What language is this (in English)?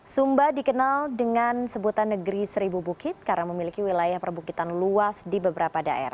Indonesian